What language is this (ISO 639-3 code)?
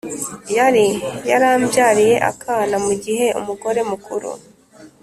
kin